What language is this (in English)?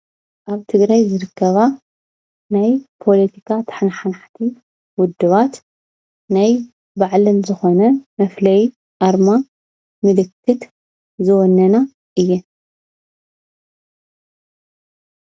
Tigrinya